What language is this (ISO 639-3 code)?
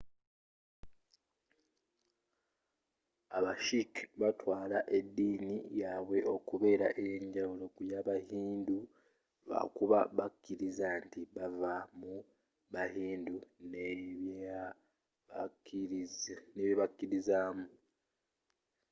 lug